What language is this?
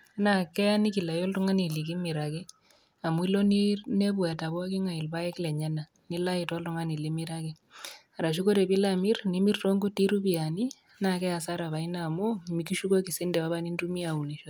Masai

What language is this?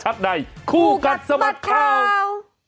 Thai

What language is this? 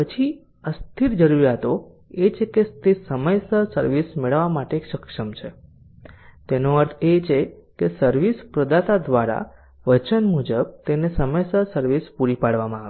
Gujarati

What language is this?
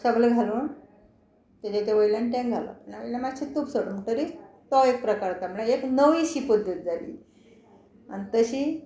Konkani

